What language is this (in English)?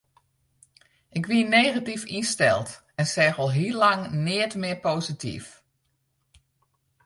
Western Frisian